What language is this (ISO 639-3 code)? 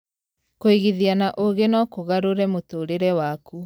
kik